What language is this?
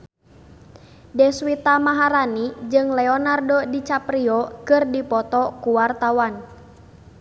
Sundanese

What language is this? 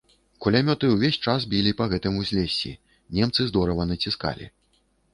Belarusian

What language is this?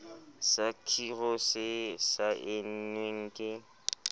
Southern Sotho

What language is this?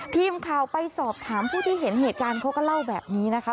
Thai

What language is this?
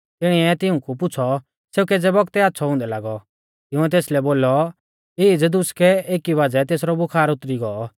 Mahasu Pahari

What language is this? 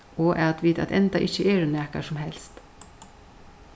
Faroese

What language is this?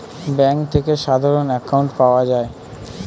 Bangla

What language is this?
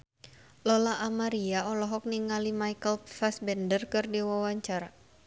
Sundanese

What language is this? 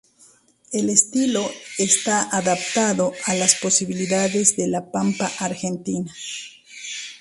Spanish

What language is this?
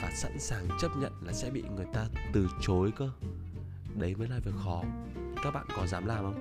Vietnamese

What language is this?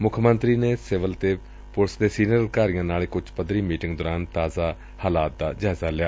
Punjabi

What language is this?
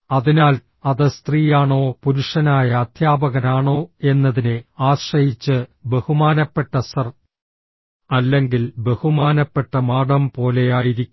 Malayalam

